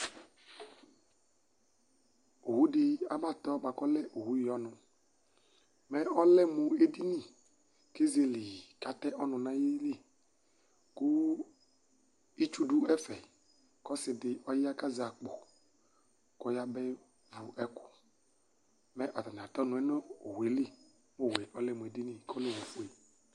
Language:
Ikposo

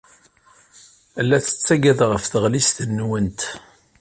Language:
Kabyle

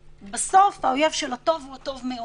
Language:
Hebrew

